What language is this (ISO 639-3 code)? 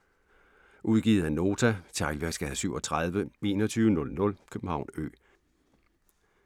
dan